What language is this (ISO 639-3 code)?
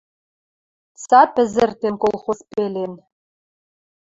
mrj